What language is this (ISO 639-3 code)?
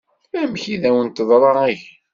kab